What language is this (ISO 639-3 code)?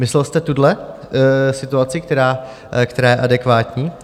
ces